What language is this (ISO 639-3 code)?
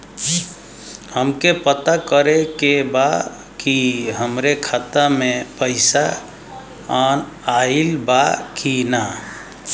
bho